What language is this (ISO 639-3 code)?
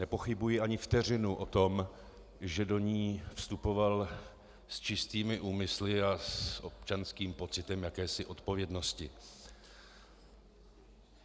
ces